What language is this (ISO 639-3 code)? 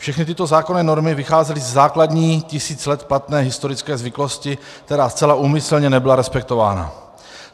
ces